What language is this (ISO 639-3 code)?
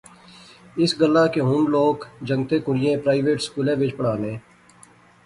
phr